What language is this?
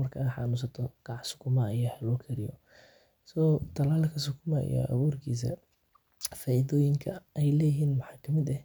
Somali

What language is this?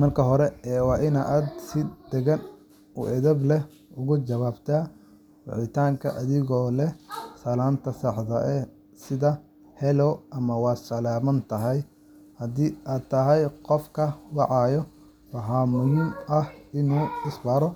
Somali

